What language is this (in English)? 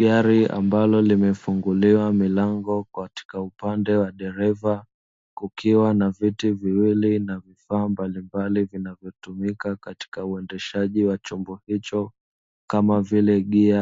Swahili